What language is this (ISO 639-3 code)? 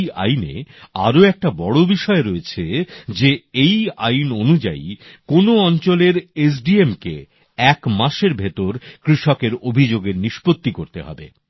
ben